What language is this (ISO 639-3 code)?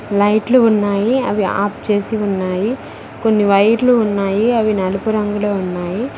tel